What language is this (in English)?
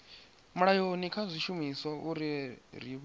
Venda